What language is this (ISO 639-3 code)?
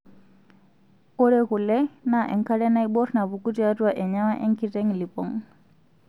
mas